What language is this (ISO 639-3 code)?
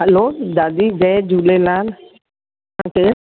snd